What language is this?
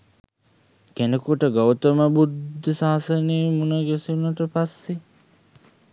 Sinhala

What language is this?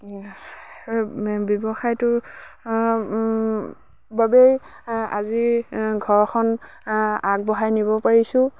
Assamese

